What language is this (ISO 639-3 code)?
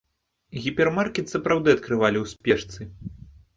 bel